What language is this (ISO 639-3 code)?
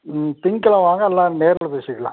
tam